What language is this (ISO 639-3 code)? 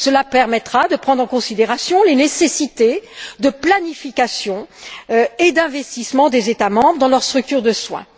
fra